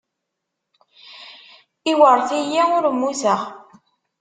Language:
Kabyle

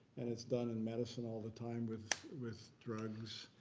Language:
English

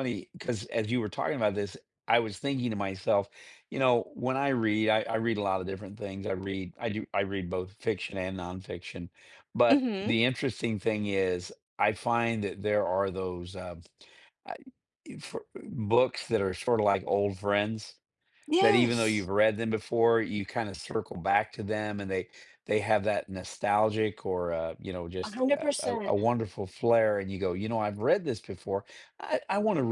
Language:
English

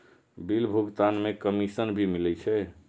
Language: Maithili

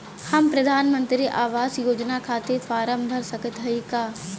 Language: Bhojpuri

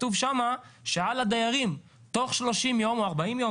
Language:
Hebrew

